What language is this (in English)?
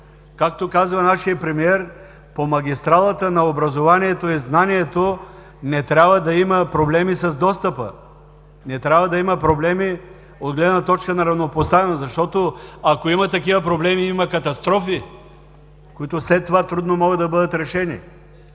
Bulgarian